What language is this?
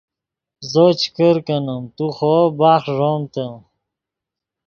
Yidgha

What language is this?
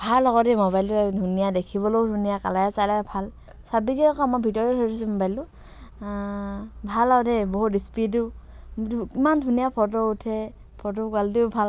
Assamese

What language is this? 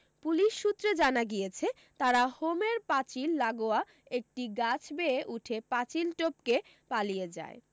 Bangla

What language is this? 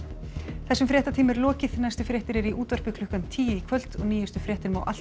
Icelandic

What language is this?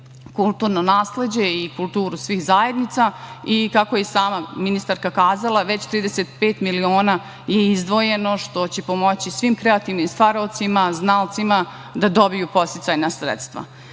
Serbian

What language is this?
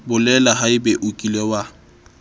Southern Sotho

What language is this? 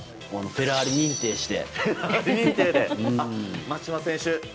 Japanese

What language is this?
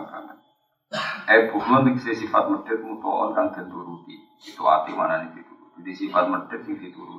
Indonesian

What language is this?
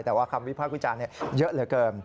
Thai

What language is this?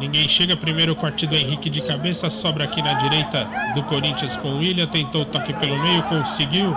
Portuguese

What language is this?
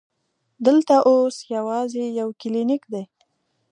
Pashto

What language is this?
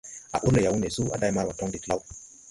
Tupuri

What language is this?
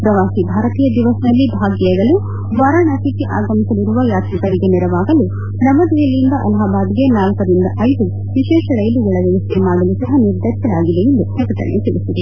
Kannada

